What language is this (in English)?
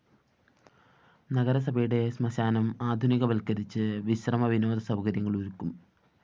Malayalam